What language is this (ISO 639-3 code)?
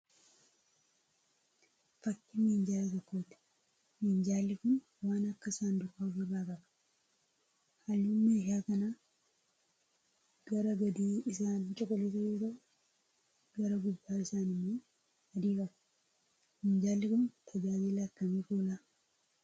orm